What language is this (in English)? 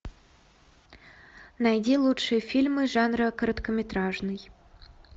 Russian